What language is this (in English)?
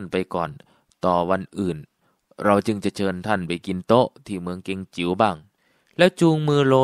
Thai